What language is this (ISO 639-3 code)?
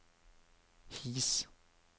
nor